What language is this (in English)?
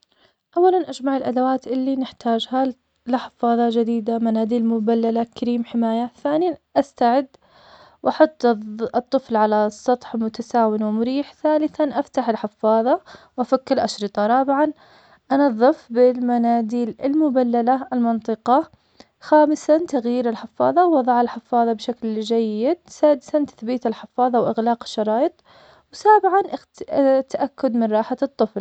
Omani Arabic